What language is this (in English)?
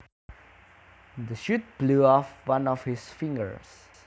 Javanese